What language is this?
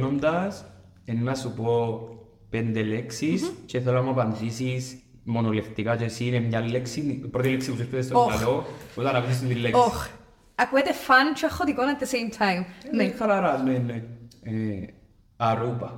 Greek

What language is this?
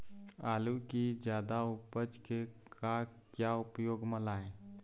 Chhattisgarhi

